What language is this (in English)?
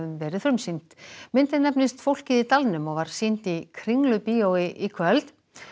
Icelandic